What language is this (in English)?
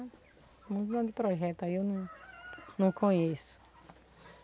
Portuguese